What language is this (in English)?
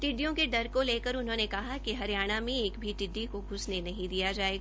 Hindi